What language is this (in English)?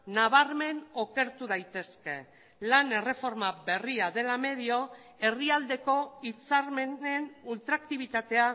Basque